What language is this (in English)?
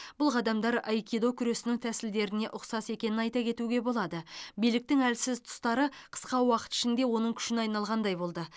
Kazakh